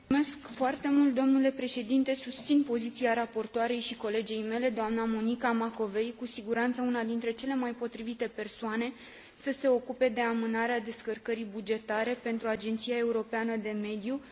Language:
Romanian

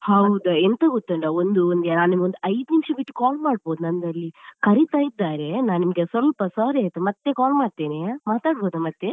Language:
Kannada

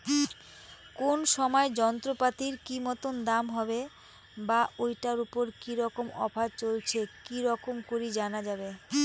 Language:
Bangla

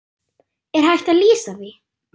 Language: Icelandic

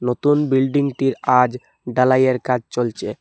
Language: Bangla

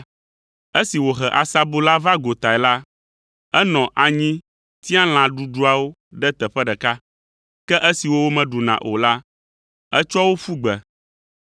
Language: Ewe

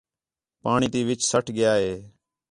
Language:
Khetrani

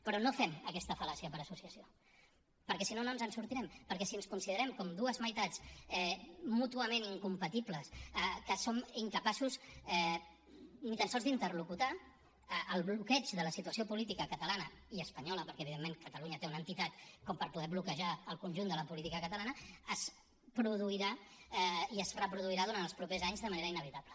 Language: Catalan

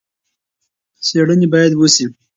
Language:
Pashto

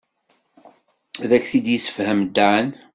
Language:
Kabyle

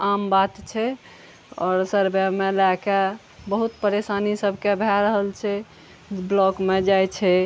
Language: Maithili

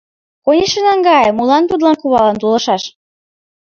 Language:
Mari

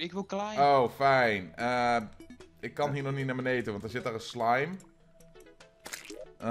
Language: Dutch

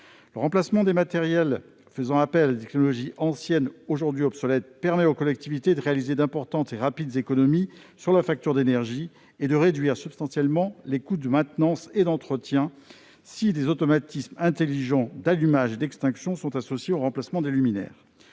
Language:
French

